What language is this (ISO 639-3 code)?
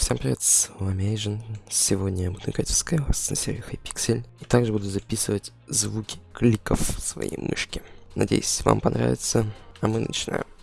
rus